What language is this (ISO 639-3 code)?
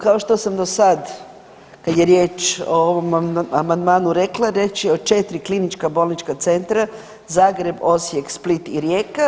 hrv